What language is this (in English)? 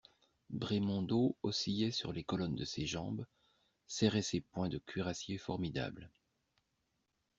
French